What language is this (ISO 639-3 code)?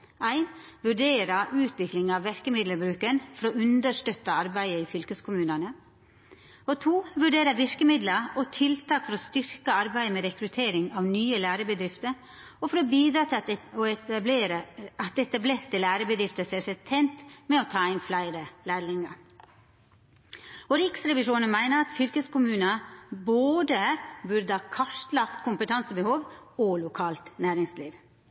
nno